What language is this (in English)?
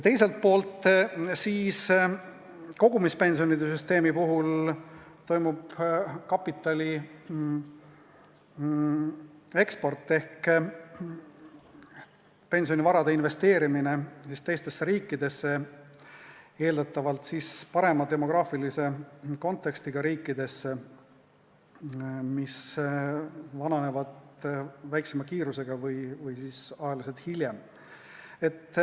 Estonian